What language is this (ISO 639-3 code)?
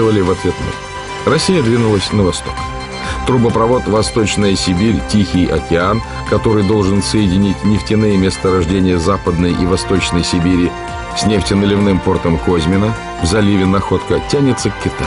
rus